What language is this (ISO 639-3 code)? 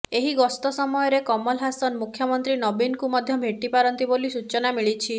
ori